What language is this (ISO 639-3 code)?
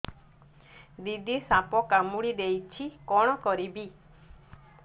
ori